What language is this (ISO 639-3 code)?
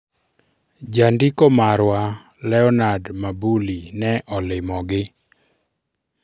luo